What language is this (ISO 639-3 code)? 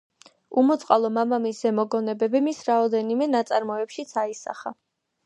kat